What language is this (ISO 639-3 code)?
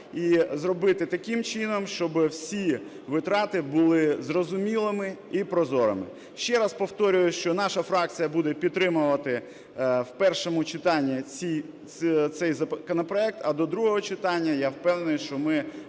ukr